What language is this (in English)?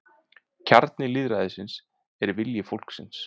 Icelandic